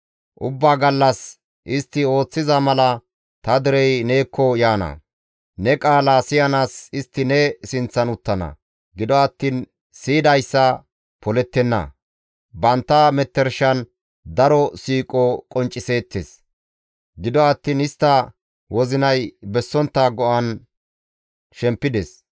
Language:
Gamo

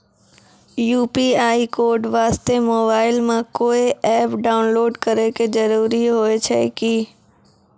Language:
Maithili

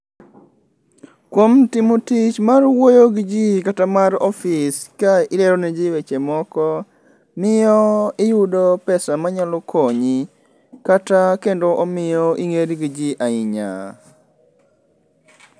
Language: Luo (Kenya and Tanzania)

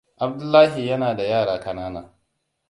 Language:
Hausa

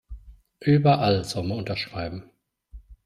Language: German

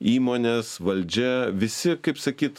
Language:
Lithuanian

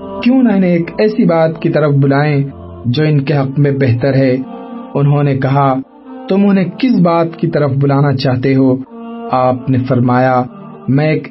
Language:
Urdu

